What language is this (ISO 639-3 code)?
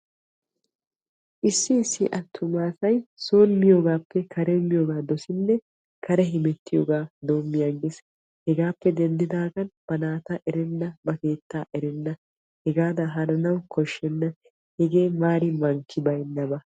wal